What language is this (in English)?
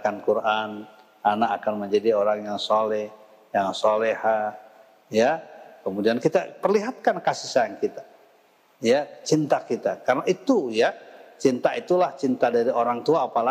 Indonesian